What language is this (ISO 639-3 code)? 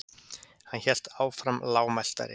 isl